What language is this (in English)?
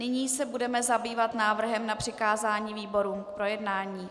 Czech